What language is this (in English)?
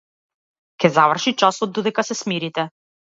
Macedonian